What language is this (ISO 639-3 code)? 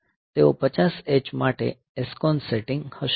guj